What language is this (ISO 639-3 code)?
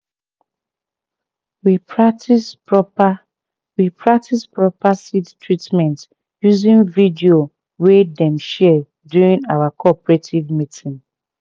pcm